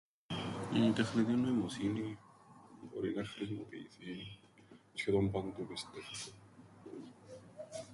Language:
Greek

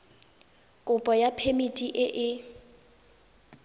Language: Tswana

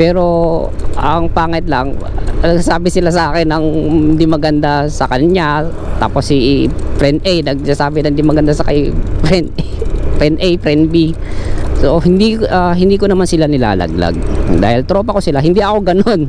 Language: Filipino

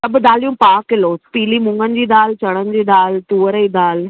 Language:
Sindhi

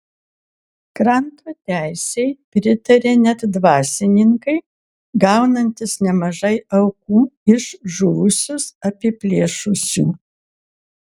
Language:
Lithuanian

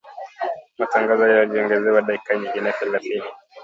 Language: Swahili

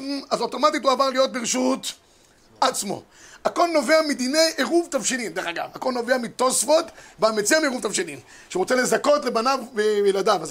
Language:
Hebrew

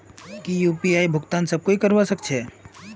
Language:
Magahi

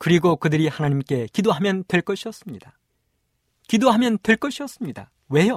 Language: Korean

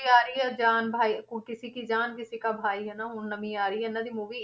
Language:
Punjabi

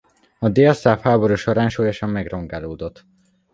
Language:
Hungarian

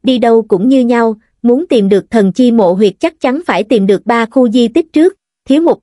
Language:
Vietnamese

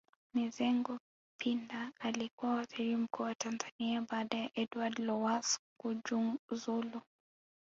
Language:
Swahili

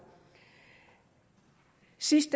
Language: Danish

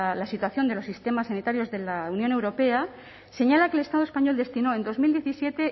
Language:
Spanish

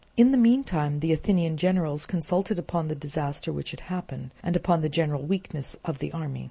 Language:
English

